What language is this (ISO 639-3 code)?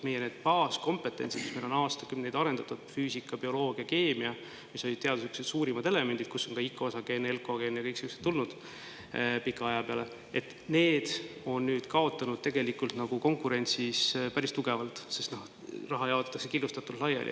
est